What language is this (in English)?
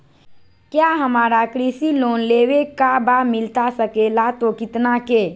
Magahi